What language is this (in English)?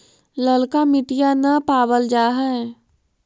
Magahi